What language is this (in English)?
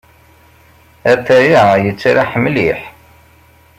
Kabyle